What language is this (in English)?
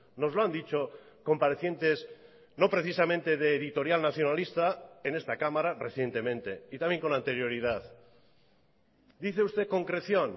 Spanish